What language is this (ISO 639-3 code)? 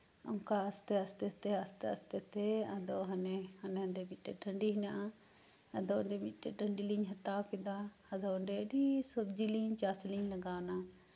sat